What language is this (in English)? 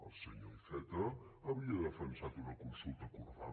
Catalan